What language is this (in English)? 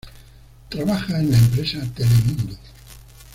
Spanish